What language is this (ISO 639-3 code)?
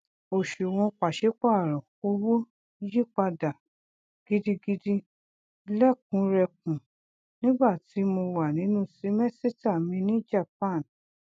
yor